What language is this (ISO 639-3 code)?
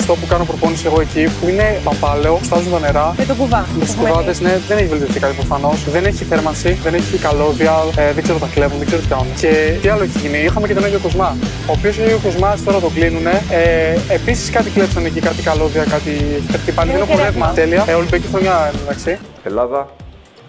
ell